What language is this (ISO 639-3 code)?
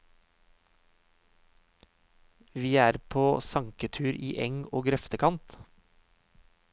nor